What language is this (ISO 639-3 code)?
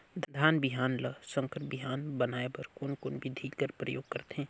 hne